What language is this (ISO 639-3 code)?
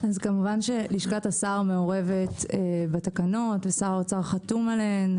heb